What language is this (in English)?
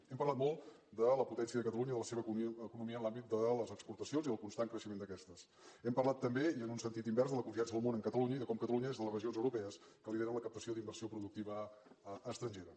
Catalan